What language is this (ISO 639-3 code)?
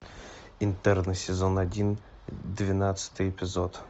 rus